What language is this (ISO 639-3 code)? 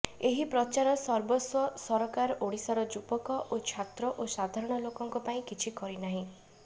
ori